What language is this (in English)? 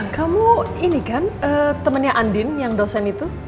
Indonesian